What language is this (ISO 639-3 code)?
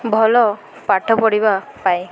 ori